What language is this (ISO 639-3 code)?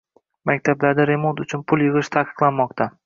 uzb